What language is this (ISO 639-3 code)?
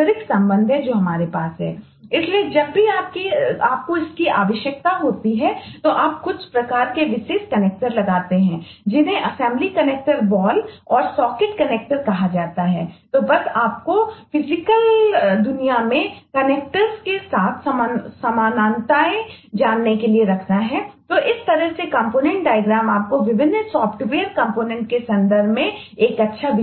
hin